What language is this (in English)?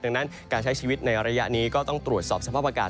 Thai